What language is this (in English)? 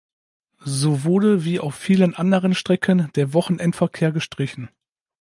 German